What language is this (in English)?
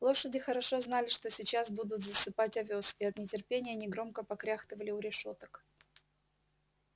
Russian